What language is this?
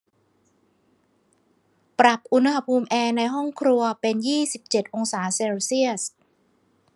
Thai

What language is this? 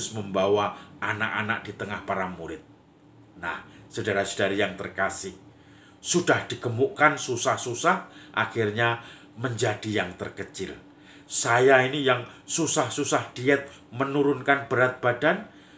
Indonesian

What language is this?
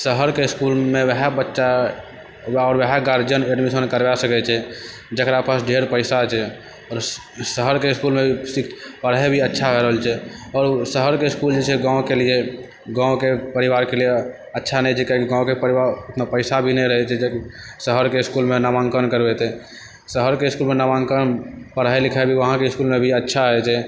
Maithili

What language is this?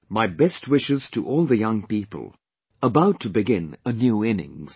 English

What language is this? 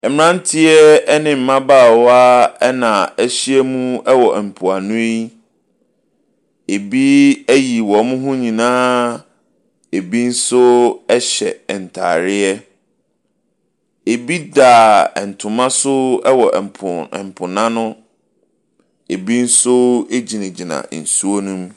Akan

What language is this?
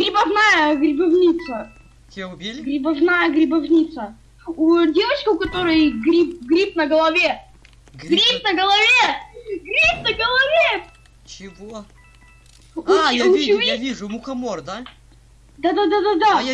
Russian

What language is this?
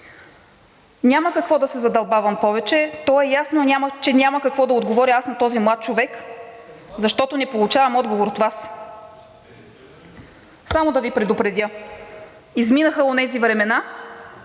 Bulgarian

